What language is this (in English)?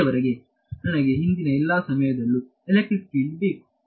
Kannada